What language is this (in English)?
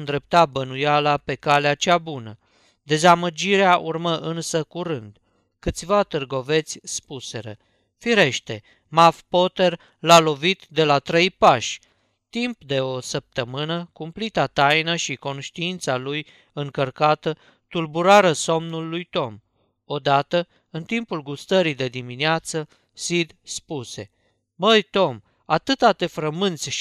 Romanian